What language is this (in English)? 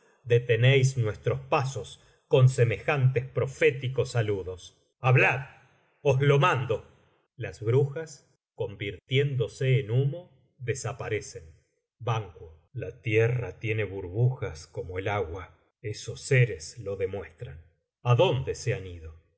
Spanish